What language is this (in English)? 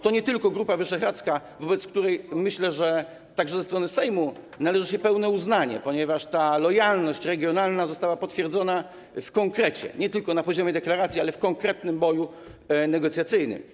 Polish